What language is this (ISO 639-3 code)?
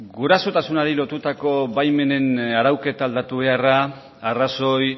eus